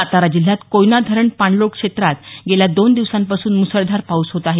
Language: Marathi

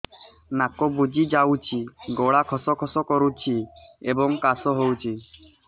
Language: Odia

